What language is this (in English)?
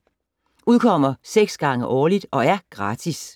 Danish